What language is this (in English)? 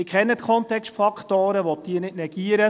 Swiss German